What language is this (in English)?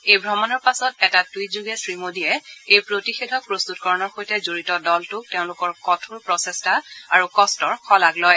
Assamese